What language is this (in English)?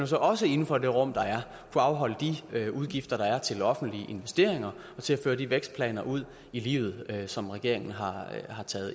Danish